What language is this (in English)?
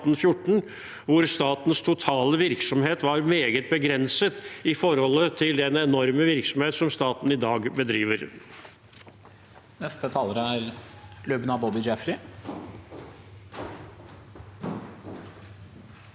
Norwegian